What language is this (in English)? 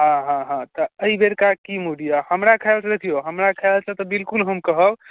Maithili